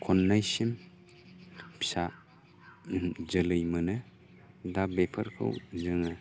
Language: Bodo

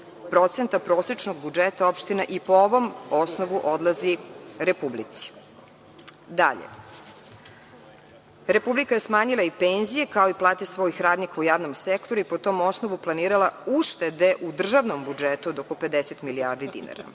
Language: Serbian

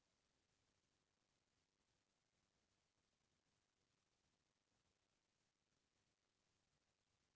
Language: Chhattisgarhi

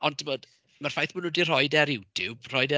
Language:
Welsh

